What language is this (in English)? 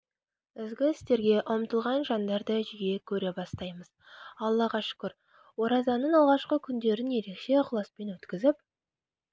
Kazakh